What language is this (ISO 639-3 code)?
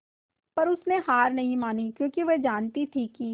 hin